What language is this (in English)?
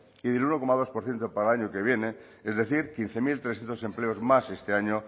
Spanish